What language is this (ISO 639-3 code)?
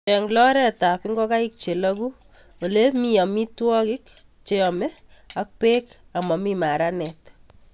kln